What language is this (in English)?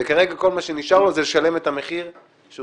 Hebrew